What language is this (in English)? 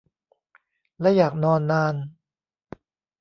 Thai